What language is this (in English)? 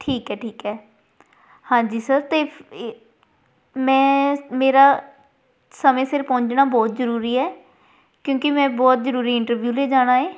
Punjabi